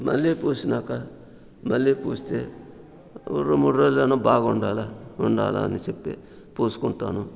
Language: Telugu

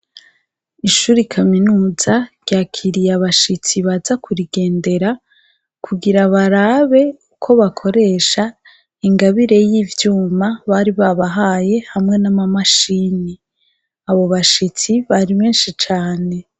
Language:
Rundi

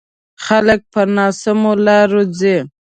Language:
Pashto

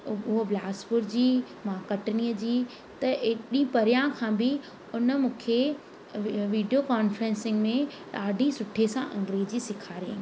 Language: Sindhi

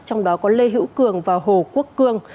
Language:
Vietnamese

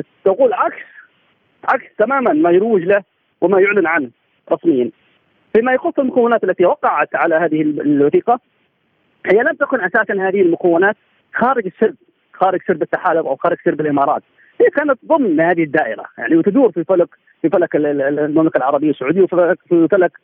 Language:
Arabic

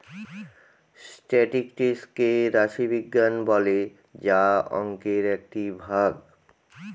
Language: Bangla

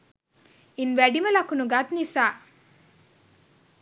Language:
Sinhala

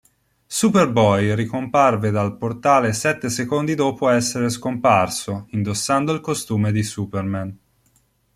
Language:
Italian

